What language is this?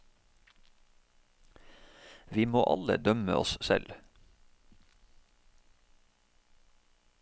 Norwegian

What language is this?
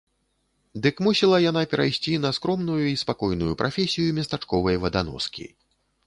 Belarusian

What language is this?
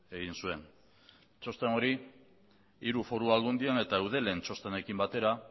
Basque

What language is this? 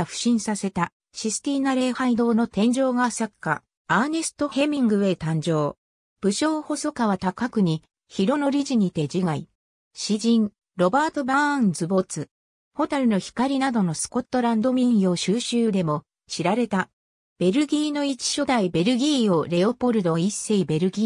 Japanese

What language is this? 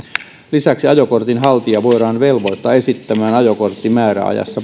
Finnish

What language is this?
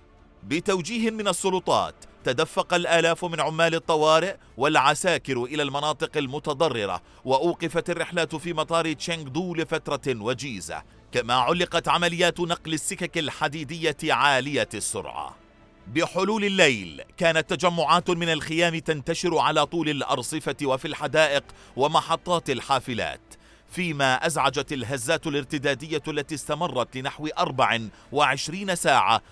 Arabic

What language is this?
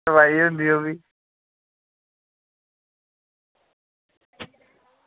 Dogri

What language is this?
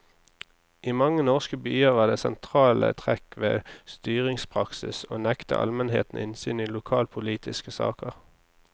Norwegian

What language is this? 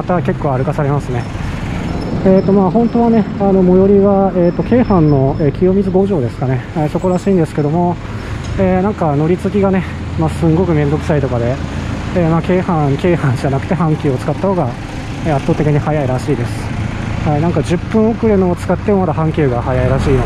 Japanese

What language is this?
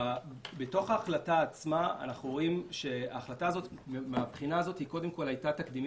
Hebrew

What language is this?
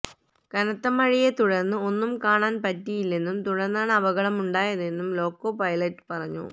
Malayalam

